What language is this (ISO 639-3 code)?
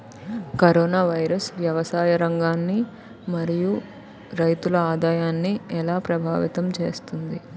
tel